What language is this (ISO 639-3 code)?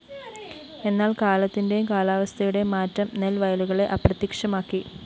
mal